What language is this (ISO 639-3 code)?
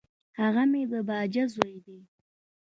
pus